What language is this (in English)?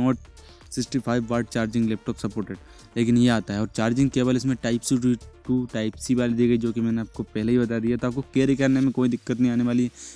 Hindi